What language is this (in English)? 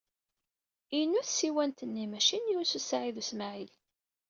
Kabyle